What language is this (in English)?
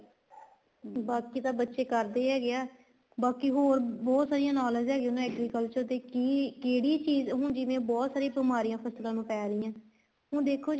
Punjabi